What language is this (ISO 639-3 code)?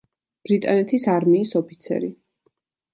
kat